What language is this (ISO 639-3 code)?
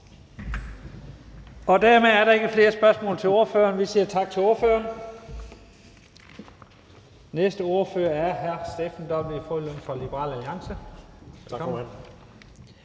dan